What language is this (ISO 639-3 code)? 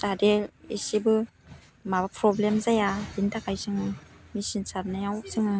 brx